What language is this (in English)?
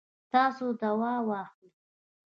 Pashto